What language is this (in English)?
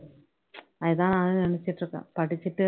Tamil